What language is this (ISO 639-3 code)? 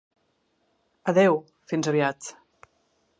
cat